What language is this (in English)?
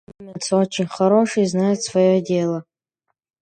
Russian